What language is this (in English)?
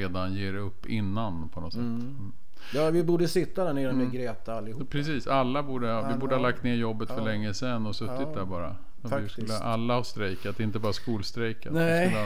Swedish